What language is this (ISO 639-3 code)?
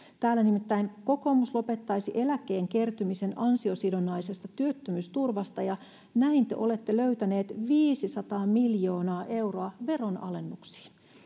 fin